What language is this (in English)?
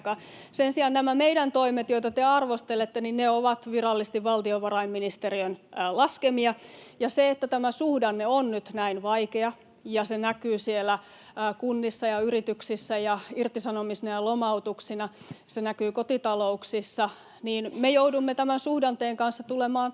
Finnish